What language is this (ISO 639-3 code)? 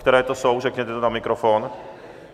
ces